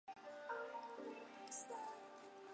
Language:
Chinese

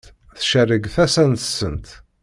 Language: Kabyle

